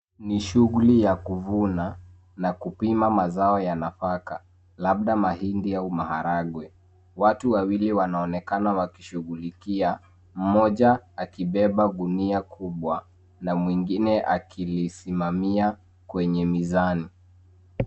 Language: Swahili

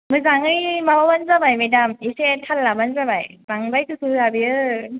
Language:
Bodo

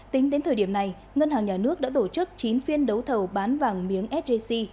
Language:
Vietnamese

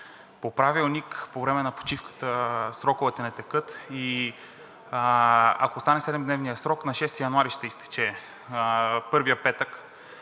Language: Bulgarian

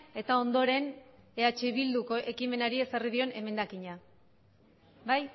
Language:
Basque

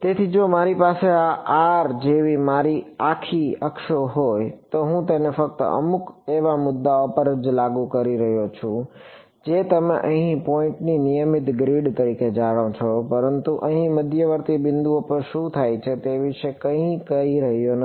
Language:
Gujarati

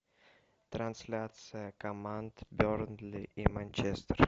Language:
Russian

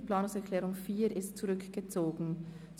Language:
Swiss German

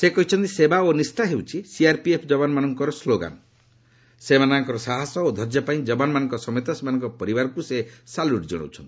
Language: Odia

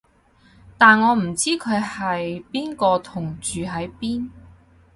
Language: Cantonese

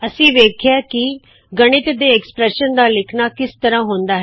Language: Punjabi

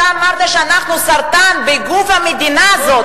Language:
Hebrew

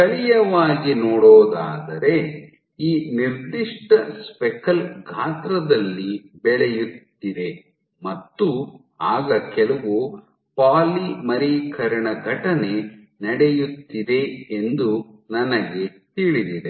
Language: Kannada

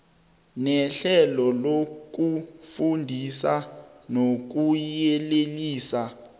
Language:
South Ndebele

